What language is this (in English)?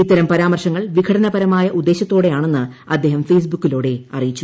Malayalam